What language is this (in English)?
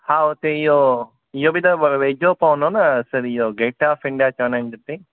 Sindhi